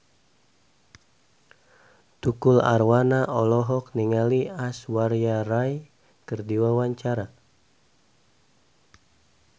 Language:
Sundanese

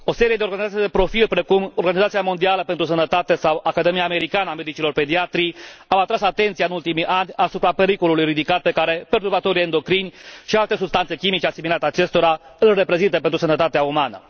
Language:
Romanian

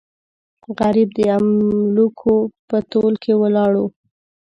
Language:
Pashto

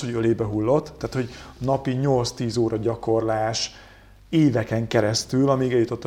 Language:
Hungarian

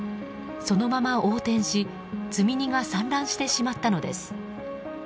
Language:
Japanese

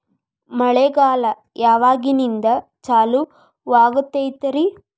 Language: Kannada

